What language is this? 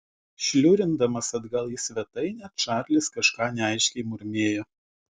Lithuanian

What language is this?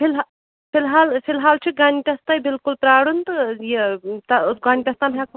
Kashmiri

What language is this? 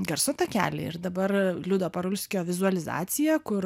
Lithuanian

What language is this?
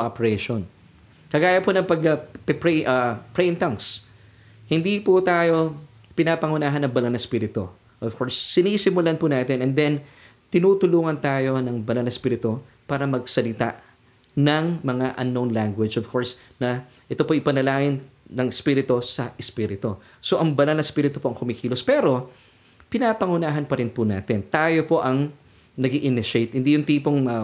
Filipino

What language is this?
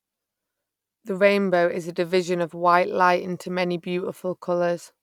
English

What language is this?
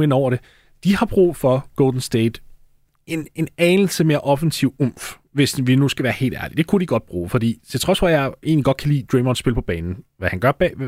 Danish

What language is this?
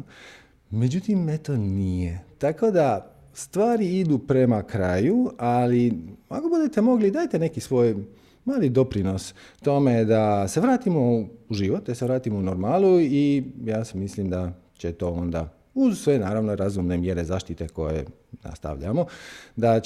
Croatian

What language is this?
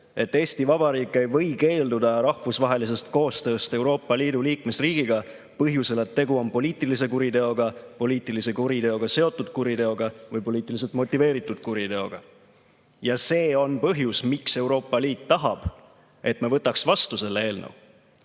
Estonian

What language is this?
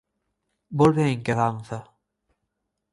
Galician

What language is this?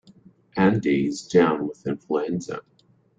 English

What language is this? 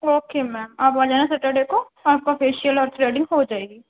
Urdu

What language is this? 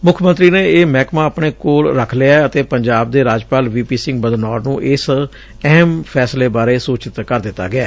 Punjabi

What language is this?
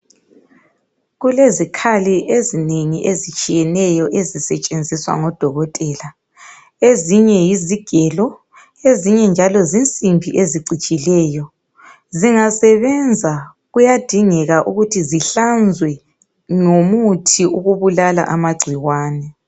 North Ndebele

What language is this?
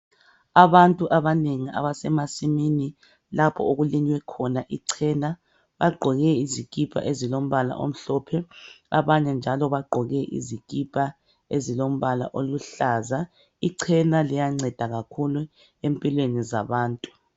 North Ndebele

